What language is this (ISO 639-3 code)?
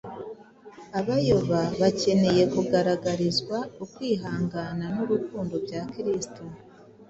kin